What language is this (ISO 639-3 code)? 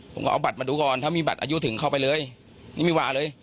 tha